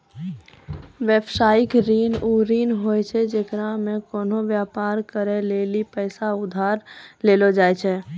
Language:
Maithili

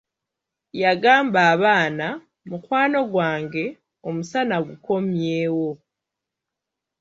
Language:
Ganda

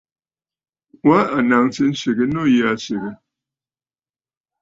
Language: Bafut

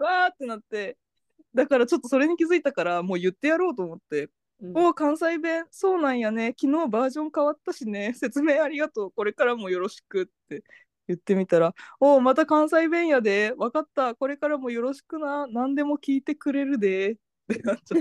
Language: Japanese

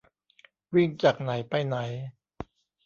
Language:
Thai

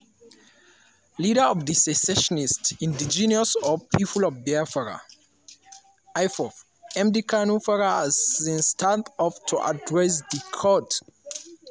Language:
Nigerian Pidgin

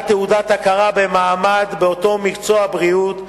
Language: Hebrew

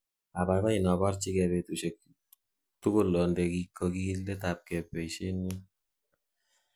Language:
Kalenjin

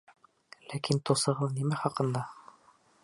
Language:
Bashkir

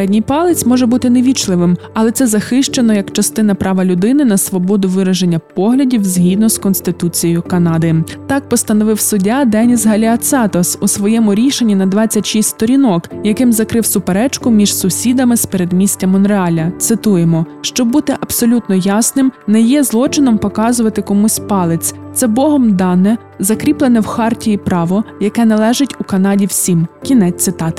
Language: Ukrainian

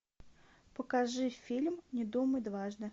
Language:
Russian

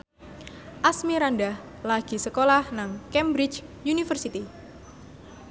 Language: Javanese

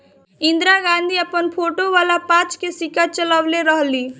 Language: Bhojpuri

